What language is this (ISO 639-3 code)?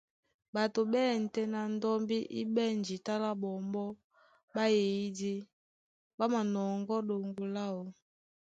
dua